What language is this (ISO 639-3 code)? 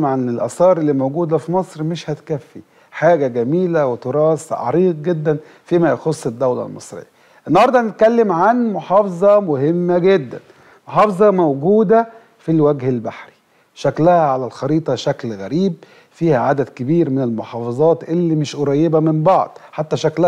ara